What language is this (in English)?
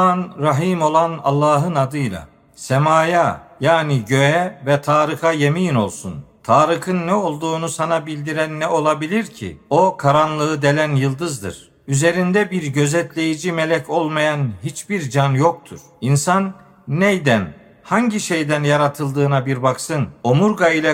Turkish